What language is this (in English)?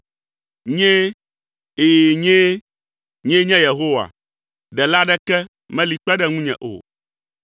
Ewe